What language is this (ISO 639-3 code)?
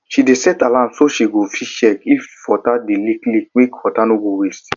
pcm